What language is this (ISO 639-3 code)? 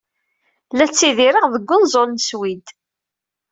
kab